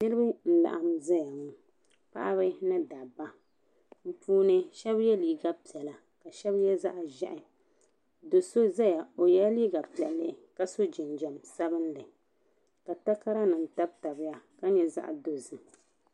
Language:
Dagbani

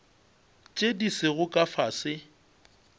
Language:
Northern Sotho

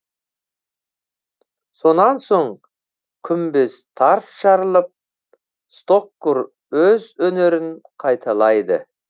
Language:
Kazakh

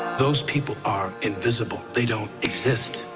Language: English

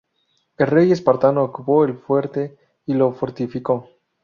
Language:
Spanish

